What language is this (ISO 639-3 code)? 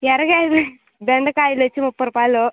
tel